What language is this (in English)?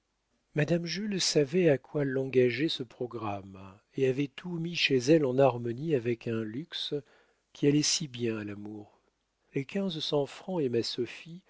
French